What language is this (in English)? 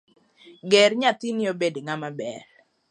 Luo (Kenya and Tanzania)